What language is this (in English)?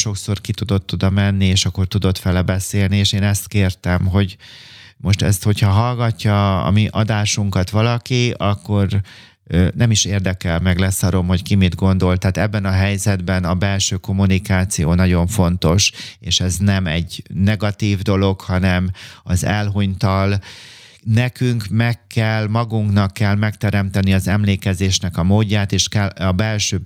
Hungarian